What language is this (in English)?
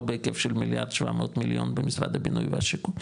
Hebrew